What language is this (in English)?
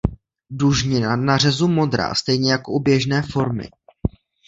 Czech